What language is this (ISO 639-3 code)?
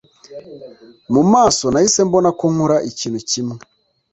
kin